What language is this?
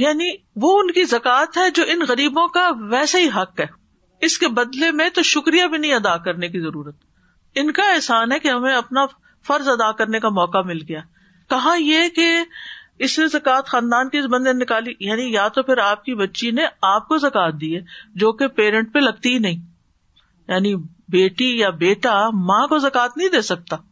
Urdu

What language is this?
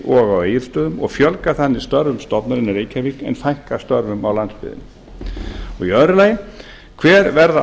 Icelandic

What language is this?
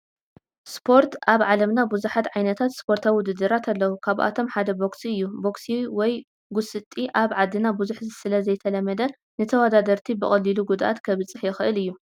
Tigrinya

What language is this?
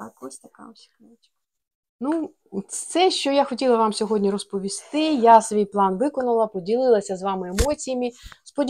Ukrainian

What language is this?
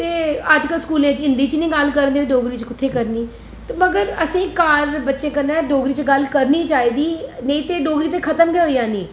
Dogri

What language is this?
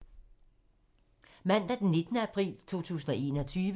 Danish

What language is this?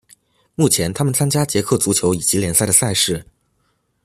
Chinese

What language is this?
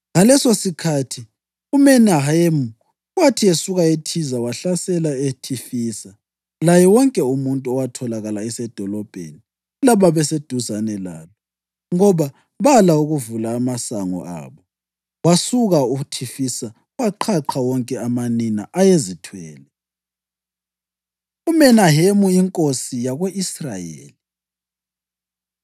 North Ndebele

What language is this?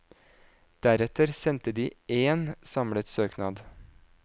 Norwegian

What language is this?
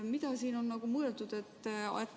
Estonian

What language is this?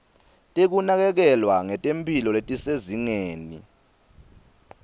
Swati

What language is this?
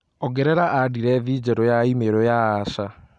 Kikuyu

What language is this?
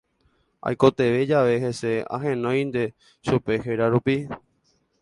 Guarani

